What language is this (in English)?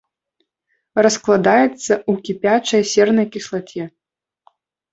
Belarusian